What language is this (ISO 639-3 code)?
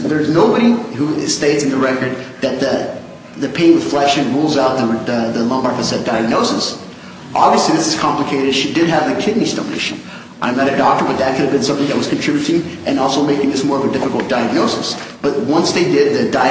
eng